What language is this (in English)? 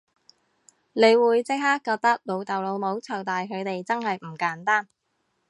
Cantonese